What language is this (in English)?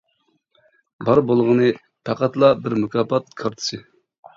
Uyghur